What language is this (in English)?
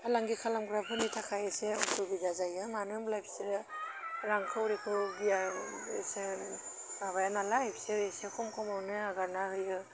Bodo